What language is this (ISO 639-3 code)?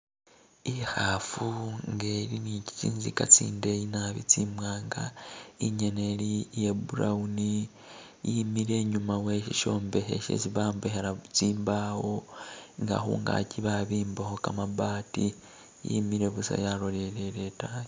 myx